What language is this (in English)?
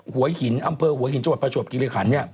Thai